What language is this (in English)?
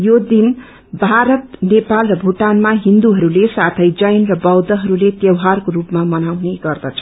Nepali